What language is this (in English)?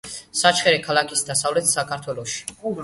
Georgian